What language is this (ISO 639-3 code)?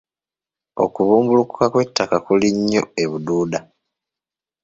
lug